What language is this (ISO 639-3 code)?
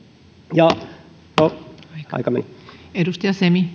fin